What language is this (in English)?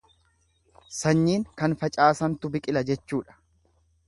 Oromo